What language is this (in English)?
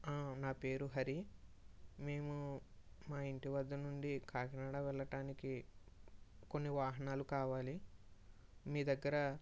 Telugu